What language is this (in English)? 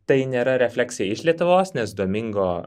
Lithuanian